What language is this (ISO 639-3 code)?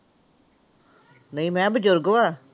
pan